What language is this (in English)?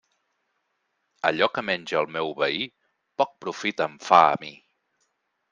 Catalan